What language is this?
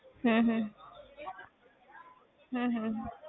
Punjabi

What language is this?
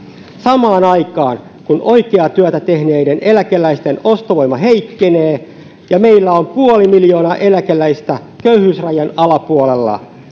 Finnish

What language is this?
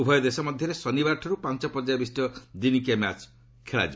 Odia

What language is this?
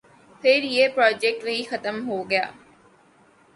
Urdu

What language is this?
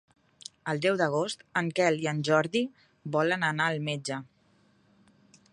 Catalan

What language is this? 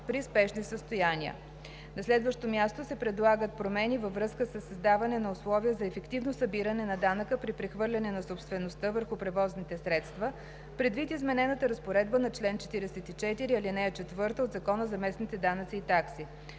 Bulgarian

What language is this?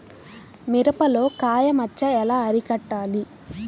Telugu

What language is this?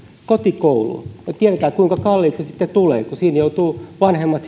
Finnish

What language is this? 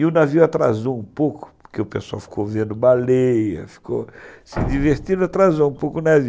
Portuguese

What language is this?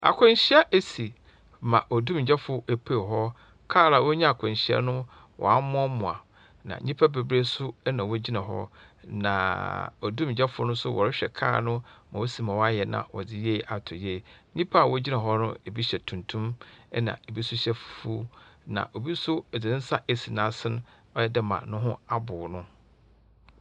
Akan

